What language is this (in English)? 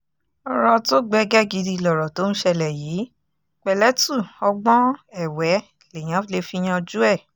Yoruba